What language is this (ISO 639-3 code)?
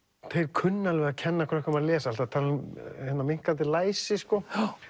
isl